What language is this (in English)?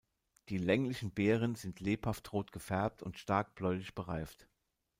German